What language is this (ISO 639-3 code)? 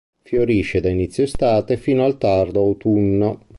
ita